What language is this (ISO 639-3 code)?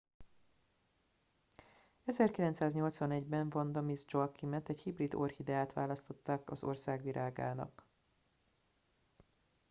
hun